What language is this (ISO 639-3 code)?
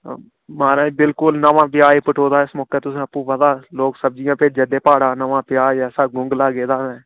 doi